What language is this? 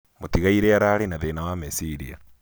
Kikuyu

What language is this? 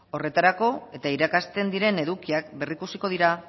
Basque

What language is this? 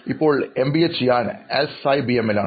Malayalam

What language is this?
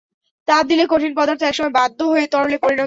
Bangla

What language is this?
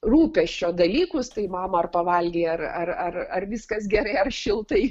Lithuanian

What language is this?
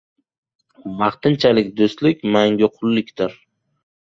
Uzbek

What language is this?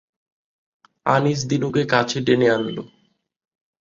Bangla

